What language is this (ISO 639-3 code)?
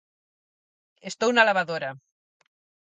glg